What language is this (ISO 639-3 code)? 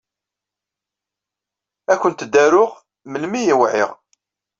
kab